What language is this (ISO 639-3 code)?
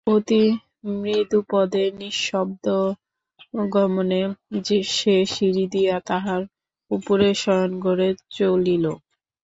ben